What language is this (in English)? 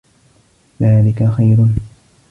Arabic